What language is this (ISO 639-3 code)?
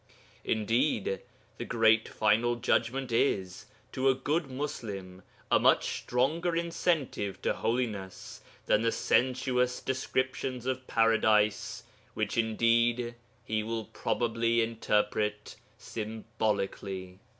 eng